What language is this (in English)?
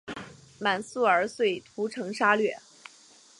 Chinese